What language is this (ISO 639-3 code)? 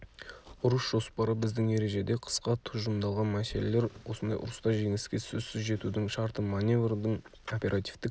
kaz